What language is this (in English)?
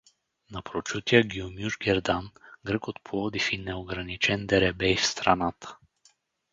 Bulgarian